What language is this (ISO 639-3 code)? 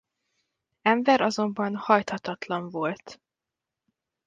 hun